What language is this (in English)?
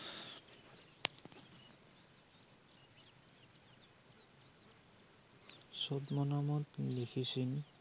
Assamese